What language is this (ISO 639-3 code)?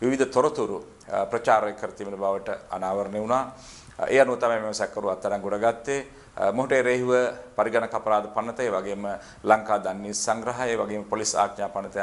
ron